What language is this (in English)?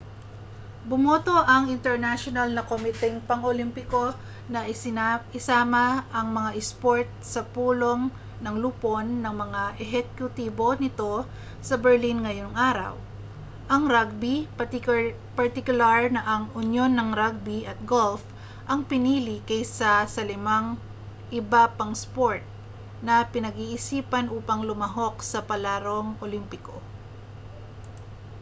Filipino